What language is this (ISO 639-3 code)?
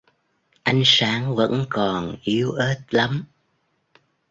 vie